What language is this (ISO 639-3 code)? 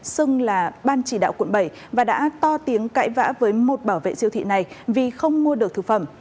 vie